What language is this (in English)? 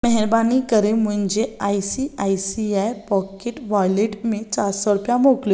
Sindhi